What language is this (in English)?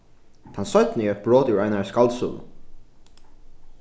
Faroese